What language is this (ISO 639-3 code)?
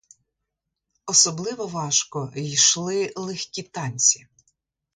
ukr